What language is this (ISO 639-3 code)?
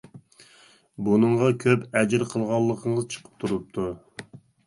uig